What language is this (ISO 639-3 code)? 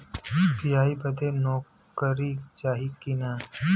bho